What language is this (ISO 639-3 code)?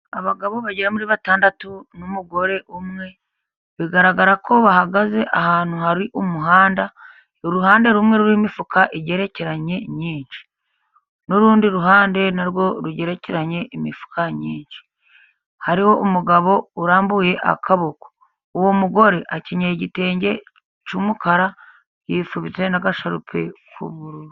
kin